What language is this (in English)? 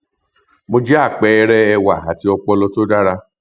Yoruba